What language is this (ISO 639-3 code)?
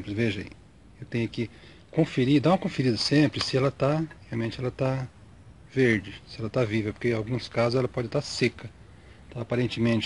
por